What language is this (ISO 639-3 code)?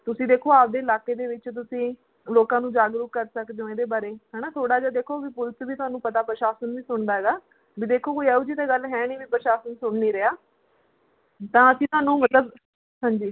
pan